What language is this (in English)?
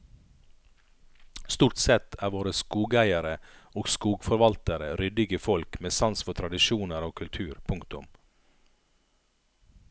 Norwegian